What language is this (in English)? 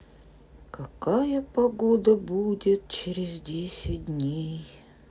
Russian